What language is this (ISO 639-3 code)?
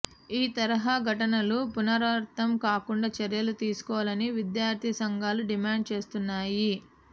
tel